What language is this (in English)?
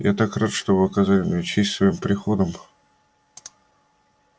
Russian